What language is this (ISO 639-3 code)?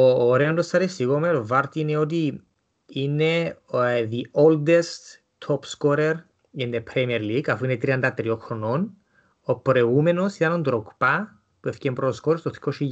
ell